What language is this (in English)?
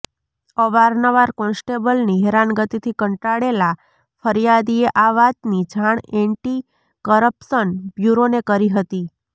Gujarati